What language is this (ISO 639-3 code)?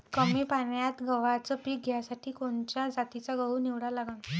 mar